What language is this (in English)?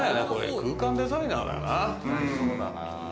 Japanese